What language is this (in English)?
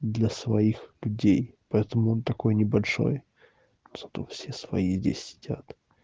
Russian